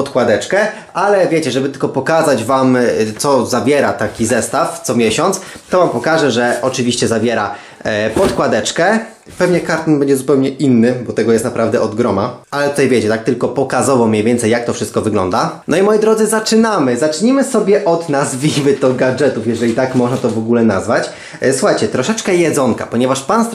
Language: Polish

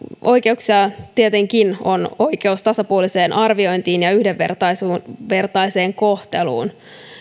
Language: Finnish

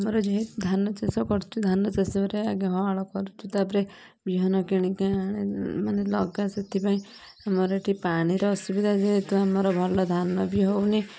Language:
Odia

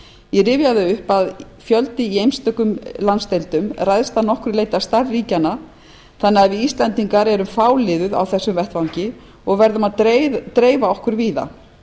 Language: Icelandic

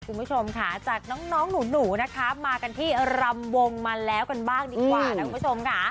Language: Thai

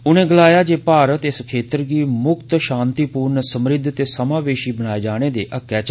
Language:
Dogri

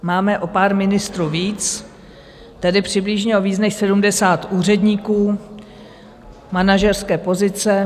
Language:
Czech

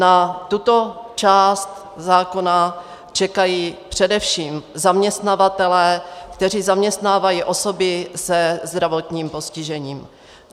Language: Czech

